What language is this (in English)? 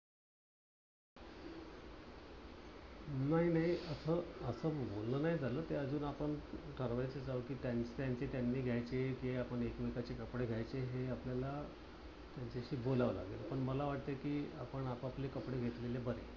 Marathi